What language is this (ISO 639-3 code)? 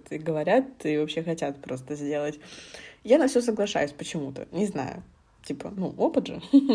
rus